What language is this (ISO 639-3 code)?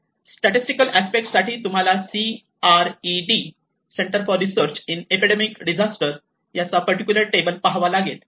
mar